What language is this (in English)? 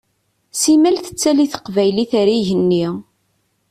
Kabyle